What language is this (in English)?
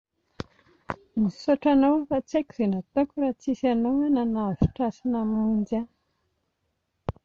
Malagasy